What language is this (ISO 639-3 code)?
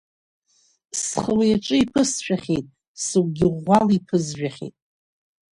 abk